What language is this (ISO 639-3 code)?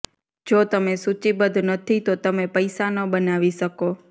guj